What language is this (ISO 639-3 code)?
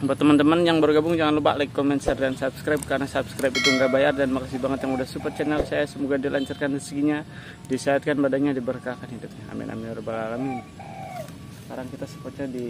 ind